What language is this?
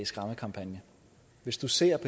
Danish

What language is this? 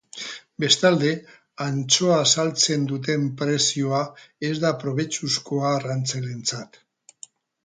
Basque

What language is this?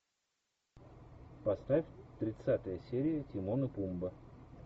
Russian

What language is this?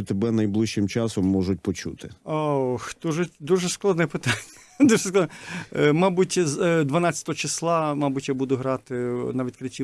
Ukrainian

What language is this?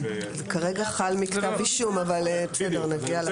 Hebrew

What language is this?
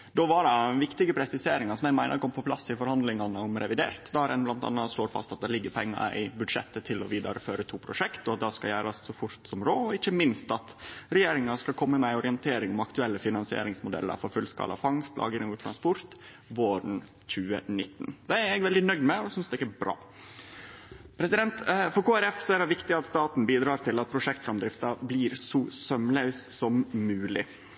Norwegian Nynorsk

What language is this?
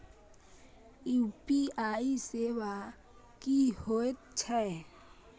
Maithili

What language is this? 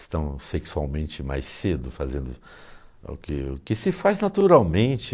Portuguese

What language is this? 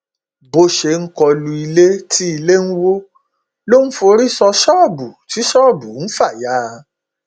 Yoruba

